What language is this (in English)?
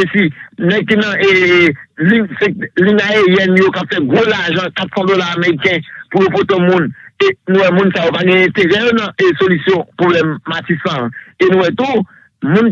French